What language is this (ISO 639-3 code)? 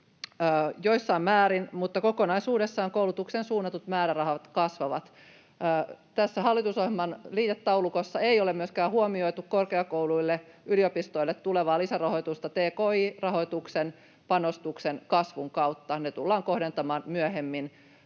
fin